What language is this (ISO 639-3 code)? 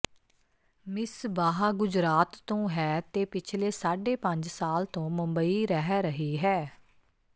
pan